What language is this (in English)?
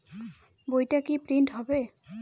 Bangla